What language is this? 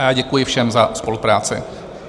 Czech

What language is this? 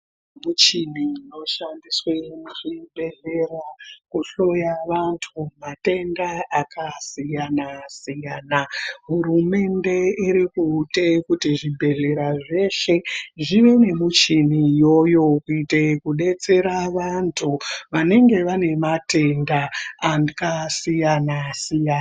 Ndau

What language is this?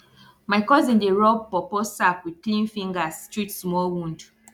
Nigerian Pidgin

